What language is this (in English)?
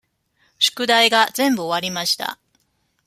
Japanese